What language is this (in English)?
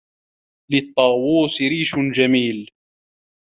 Arabic